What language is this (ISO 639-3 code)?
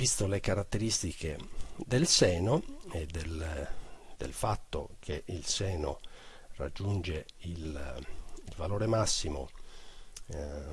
ita